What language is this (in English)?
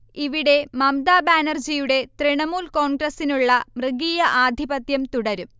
Malayalam